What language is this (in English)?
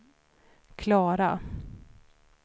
Swedish